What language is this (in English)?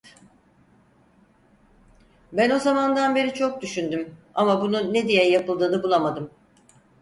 Turkish